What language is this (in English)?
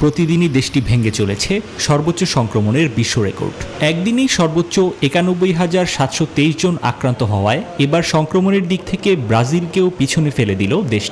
Hindi